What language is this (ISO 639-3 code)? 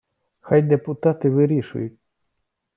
ukr